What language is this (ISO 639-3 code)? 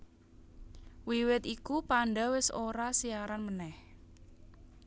jav